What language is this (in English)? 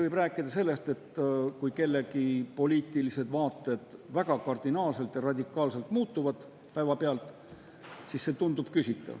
Estonian